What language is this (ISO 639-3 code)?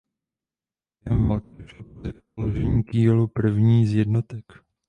ces